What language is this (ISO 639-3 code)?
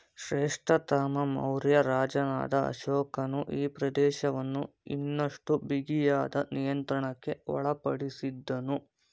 kan